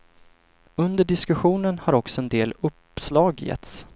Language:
Swedish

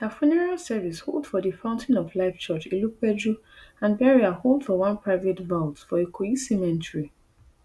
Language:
Nigerian Pidgin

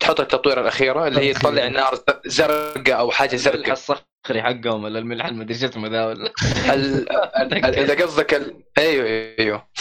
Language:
Arabic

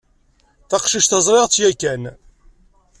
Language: Kabyle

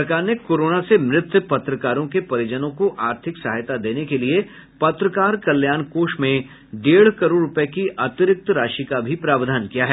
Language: Hindi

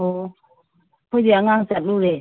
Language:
Manipuri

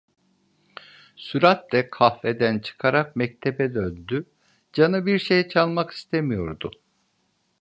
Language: Turkish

